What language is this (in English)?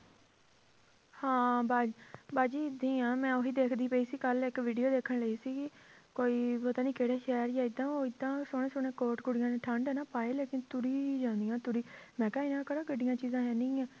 Punjabi